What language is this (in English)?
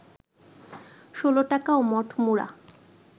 Bangla